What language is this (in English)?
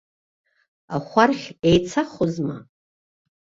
Abkhazian